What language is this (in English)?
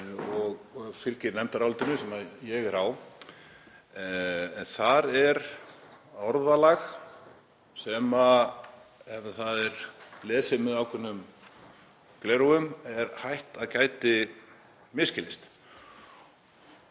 Icelandic